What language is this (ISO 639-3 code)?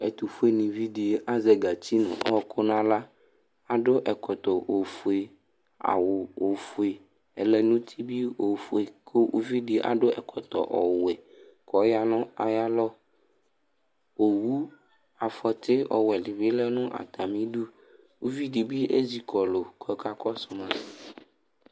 kpo